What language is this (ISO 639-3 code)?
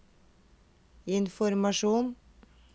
nor